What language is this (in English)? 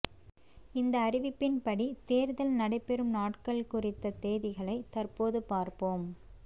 Tamil